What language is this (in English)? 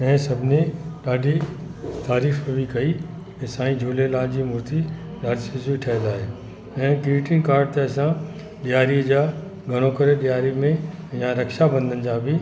Sindhi